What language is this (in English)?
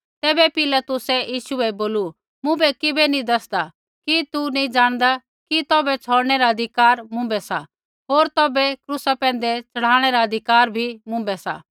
Kullu Pahari